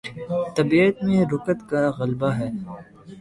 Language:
Urdu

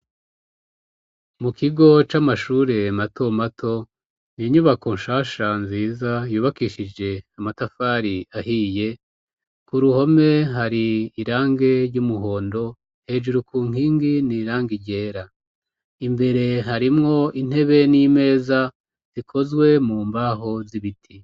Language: Rundi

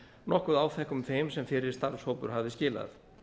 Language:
Icelandic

